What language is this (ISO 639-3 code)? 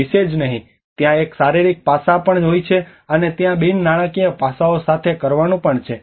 guj